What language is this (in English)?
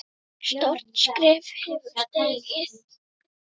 Icelandic